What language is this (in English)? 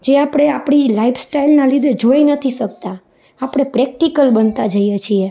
Gujarati